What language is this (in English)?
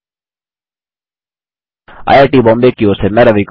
Hindi